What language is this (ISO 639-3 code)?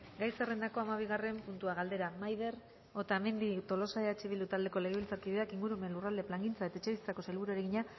eus